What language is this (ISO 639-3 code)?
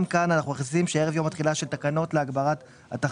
heb